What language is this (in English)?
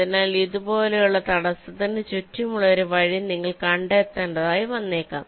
Malayalam